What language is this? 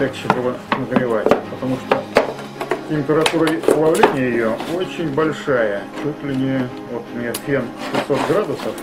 Russian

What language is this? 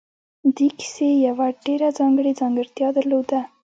Pashto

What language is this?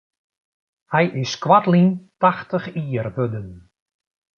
Western Frisian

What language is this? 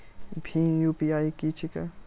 Maithili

